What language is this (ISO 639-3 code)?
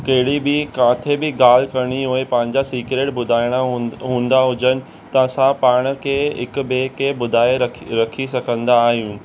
snd